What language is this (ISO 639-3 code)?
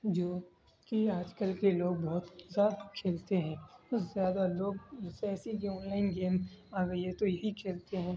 urd